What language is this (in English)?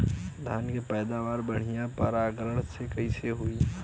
Bhojpuri